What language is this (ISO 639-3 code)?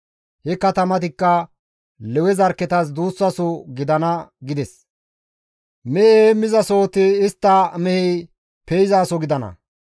gmv